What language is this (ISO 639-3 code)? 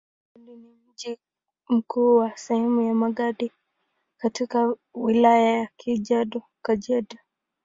swa